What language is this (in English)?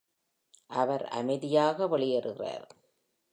Tamil